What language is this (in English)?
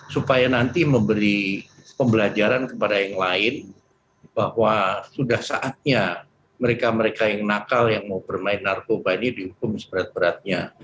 Indonesian